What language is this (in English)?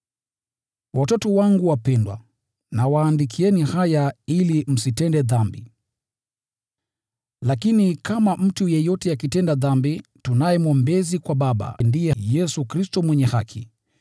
Swahili